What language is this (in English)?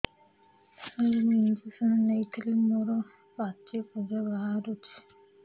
Odia